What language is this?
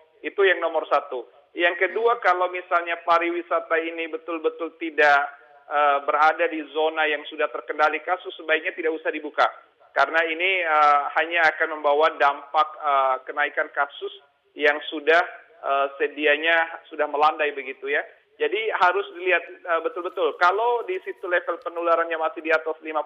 Indonesian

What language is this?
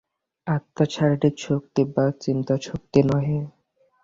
Bangla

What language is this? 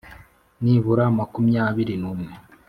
Kinyarwanda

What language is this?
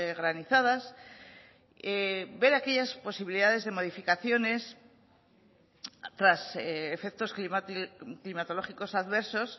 Spanish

